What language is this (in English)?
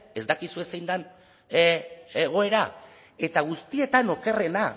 Basque